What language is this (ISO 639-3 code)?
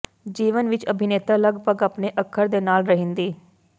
pan